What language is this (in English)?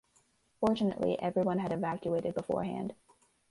English